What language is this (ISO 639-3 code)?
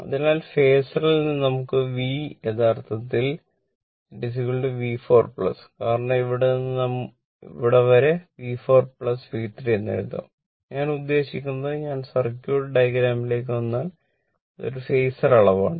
mal